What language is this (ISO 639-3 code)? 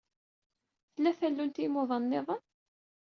kab